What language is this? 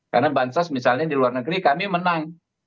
Indonesian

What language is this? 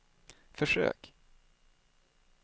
Swedish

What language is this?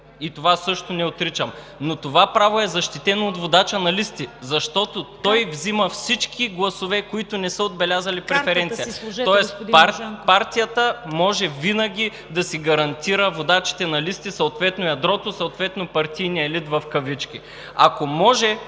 Bulgarian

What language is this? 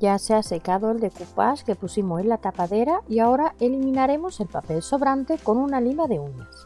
Spanish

